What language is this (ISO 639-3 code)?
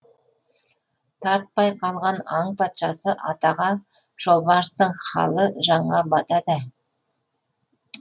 kaz